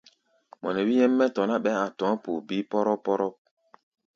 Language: Gbaya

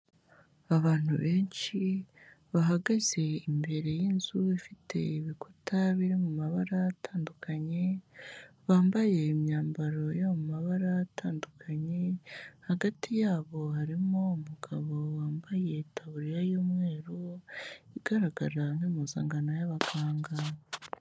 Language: Kinyarwanda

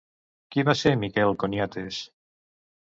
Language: Catalan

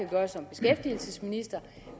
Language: Danish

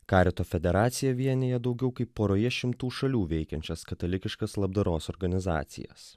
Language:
Lithuanian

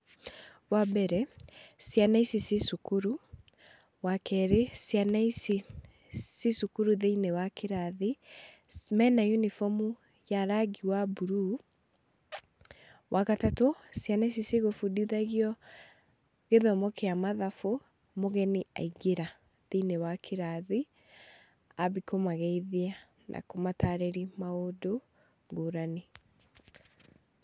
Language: Kikuyu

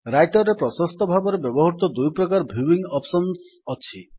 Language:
Odia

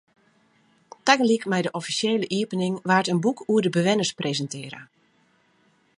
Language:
Western Frisian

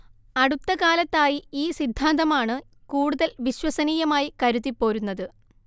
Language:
Malayalam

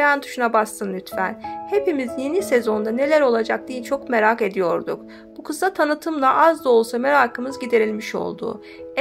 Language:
Turkish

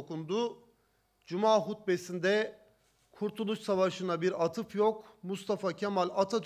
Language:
Turkish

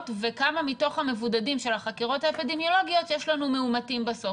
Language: Hebrew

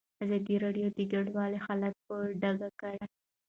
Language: Pashto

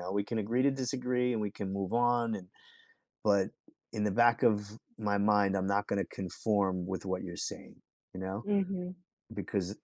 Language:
English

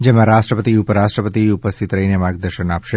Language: Gujarati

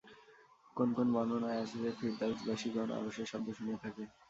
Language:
Bangla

